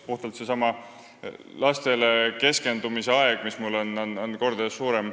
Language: Estonian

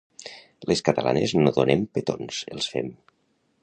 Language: Catalan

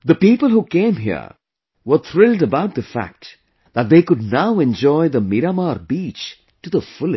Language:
English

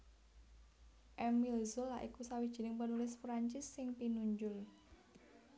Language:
Javanese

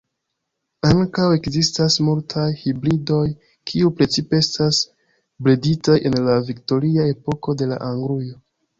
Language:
Esperanto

